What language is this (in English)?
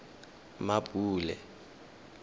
Tswana